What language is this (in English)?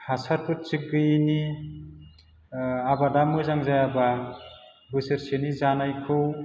Bodo